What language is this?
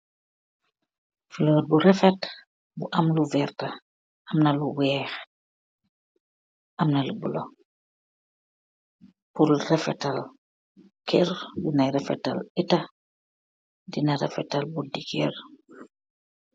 Wolof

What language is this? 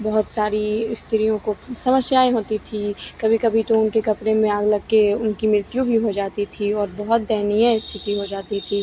Hindi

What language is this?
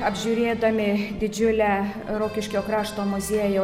Lithuanian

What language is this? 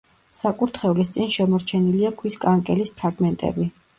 Georgian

